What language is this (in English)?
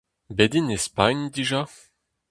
Breton